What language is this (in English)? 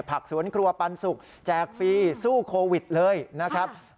Thai